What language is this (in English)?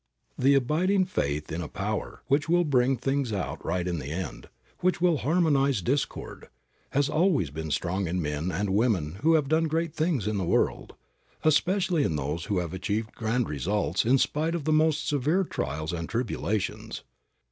English